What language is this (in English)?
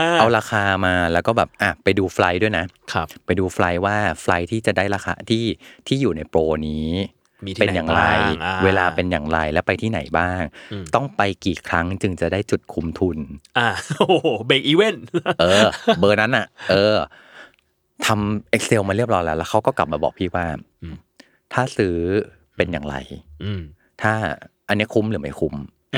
Thai